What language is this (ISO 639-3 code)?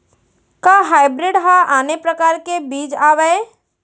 hne